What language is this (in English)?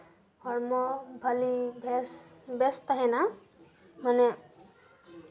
Santali